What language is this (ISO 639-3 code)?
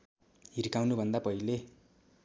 nep